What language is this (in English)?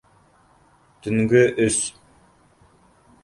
Bashkir